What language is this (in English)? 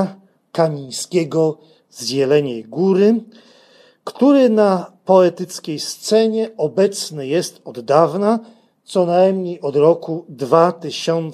Polish